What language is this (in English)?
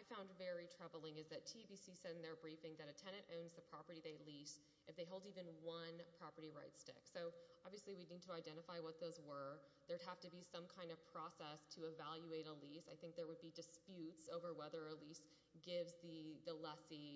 English